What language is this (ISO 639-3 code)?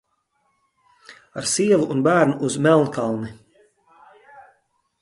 lav